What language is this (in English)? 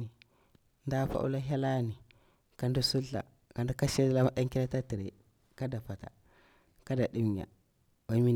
Bura-Pabir